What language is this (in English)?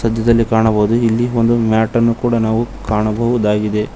Kannada